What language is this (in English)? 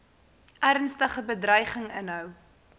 Afrikaans